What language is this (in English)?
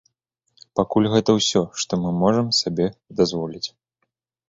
Belarusian